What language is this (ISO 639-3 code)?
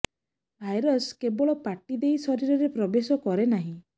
ori